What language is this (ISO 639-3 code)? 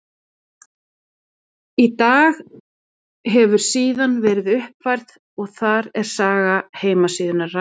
isl